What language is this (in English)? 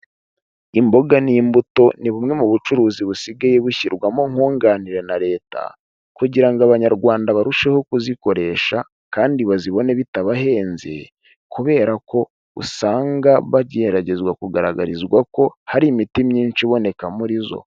Kinyarwanda